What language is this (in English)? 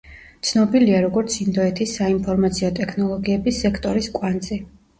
Georgian